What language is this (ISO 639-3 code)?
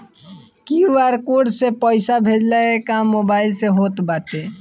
bho